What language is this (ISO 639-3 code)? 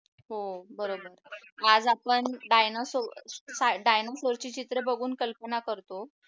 mar